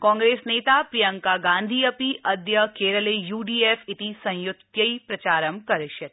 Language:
Sanskrit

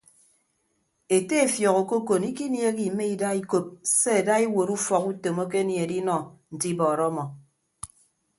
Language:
Ibibio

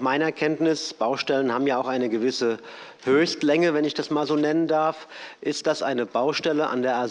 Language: German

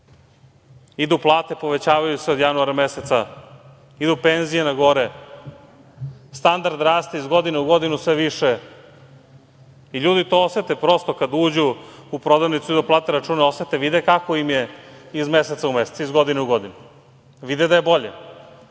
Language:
Serbian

